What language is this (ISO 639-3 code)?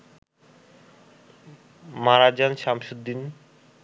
ben